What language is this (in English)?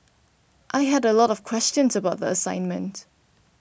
English